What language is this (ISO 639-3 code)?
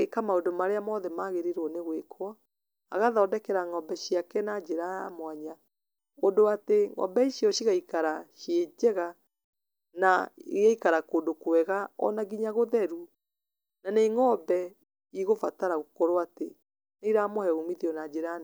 kik